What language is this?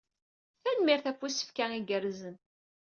Kabyle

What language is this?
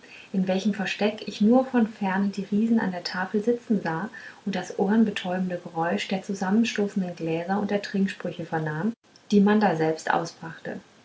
German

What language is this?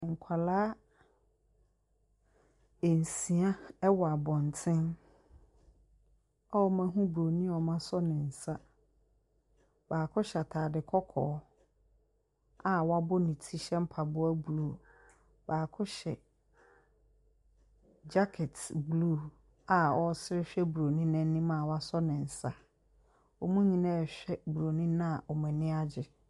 Akan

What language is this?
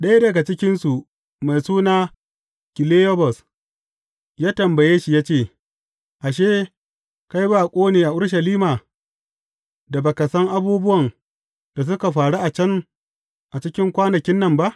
Hausa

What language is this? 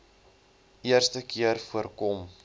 Afrikaans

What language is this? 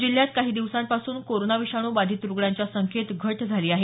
Marathi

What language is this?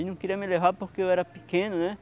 Portuguese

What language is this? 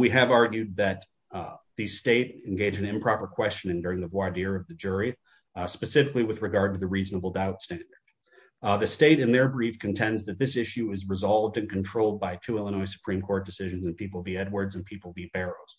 English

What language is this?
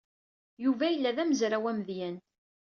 Kabyle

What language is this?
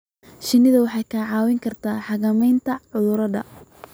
Somali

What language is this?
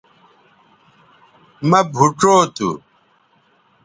Bateri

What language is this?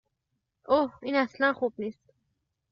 Persian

